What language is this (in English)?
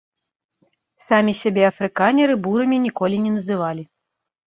Belarusian